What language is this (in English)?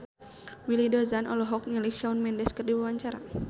Sundanese